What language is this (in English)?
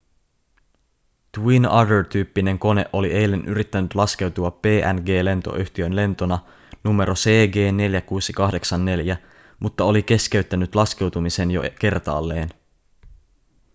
Finnish